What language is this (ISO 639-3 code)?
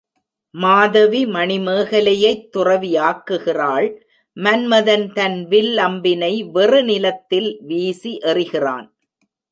tam